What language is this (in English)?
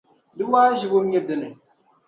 Dagbani